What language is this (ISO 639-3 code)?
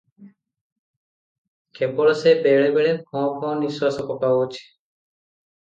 ori